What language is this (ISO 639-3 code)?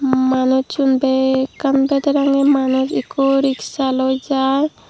ccp